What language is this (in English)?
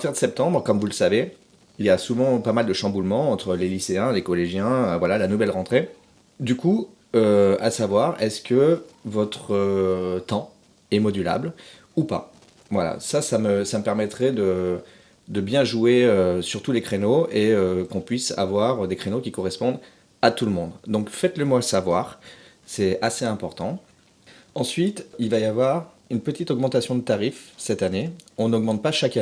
French